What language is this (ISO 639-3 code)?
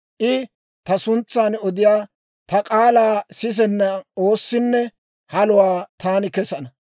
dwr